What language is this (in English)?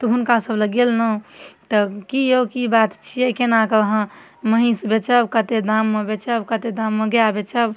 Maithili